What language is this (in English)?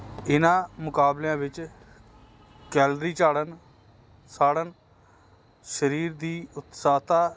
Punjabi